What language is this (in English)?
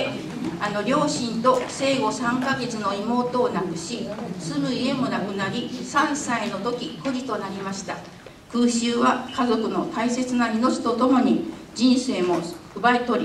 Japanese